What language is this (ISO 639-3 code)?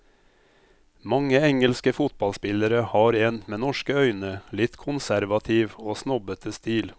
nor